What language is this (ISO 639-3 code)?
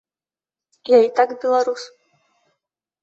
bel